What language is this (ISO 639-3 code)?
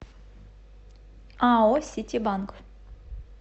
rus